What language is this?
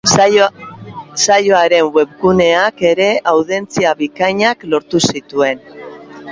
Basque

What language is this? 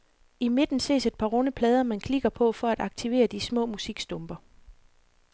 Danish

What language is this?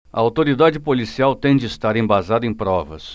Portuguese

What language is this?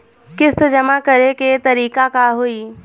Bhojpuri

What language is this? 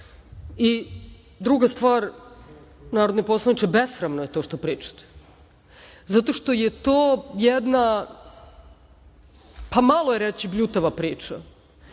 Serbian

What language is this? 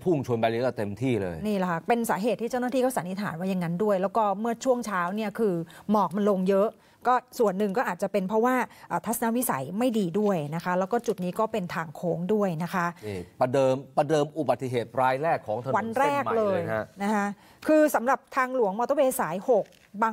Thai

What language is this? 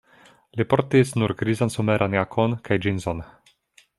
Esperanto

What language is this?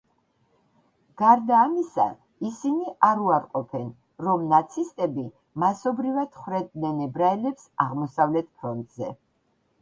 Georgian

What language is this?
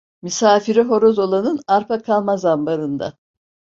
Turkish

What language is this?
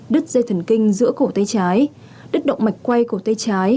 Vietnamese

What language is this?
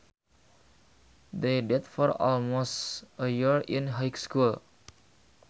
Sundanese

